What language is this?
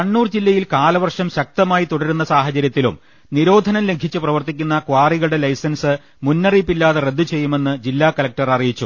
Malayalam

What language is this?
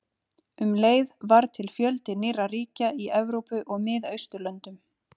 Icelandic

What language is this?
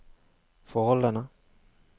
Norwegian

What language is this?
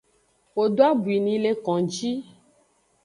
Aja (Benin)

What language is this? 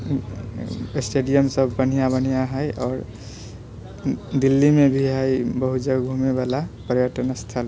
Maithili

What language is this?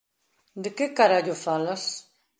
Galician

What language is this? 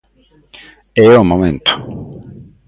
Galician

